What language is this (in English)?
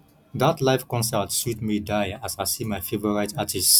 Nigerian Pidgin